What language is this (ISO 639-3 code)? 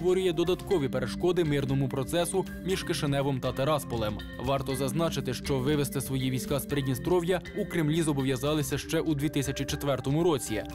ukr